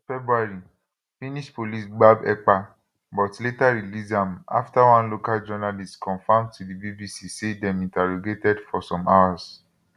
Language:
Nigerian Pidgin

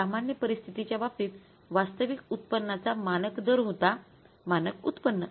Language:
Marathi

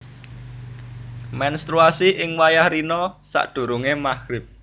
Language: Javanese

